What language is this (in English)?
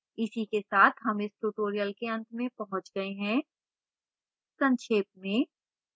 Hindi